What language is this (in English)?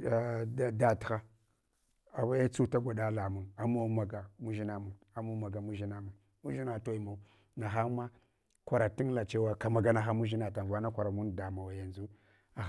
Hwana